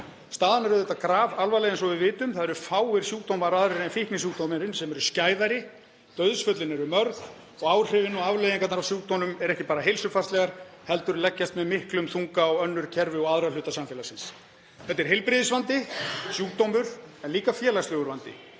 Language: Icelandic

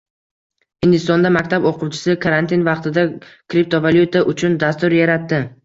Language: Uzbek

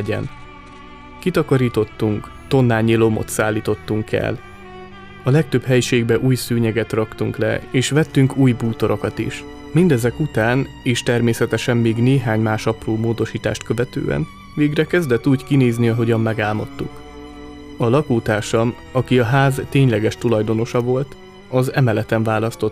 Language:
Hungarian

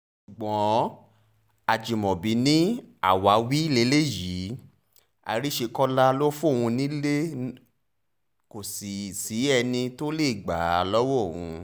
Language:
Yoruba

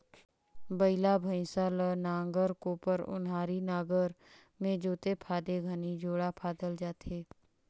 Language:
Chhattisgarhi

